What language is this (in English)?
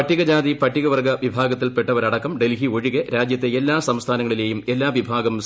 Malayalam